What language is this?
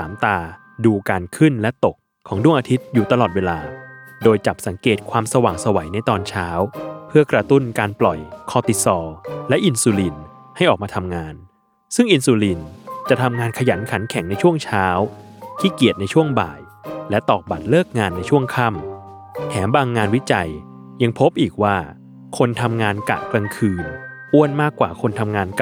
Thai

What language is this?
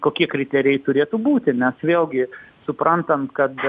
Lithuanian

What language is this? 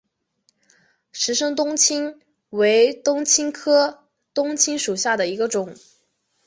Chinese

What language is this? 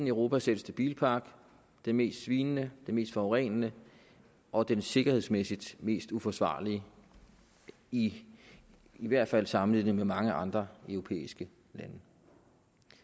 Danish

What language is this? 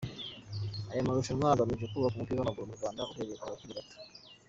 Kinyarwanda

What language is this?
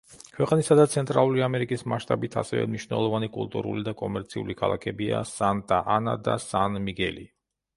Georgian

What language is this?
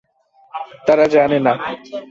Bangla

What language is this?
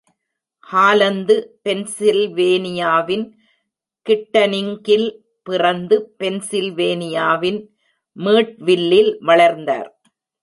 Tamil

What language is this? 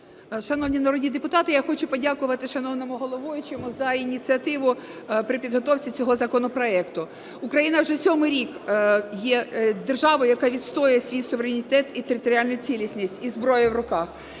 Ukrainian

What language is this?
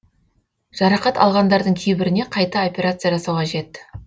Kazakh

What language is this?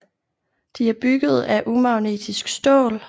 Danish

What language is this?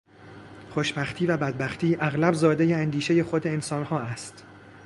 Persian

